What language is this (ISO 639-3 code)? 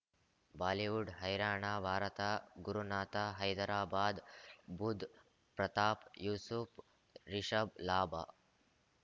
kan